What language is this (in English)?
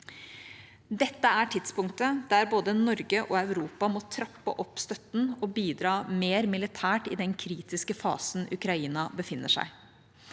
Norwegian